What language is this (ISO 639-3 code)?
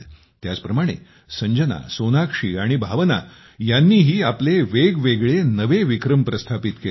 mar